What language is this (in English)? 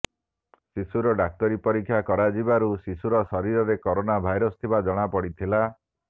Odia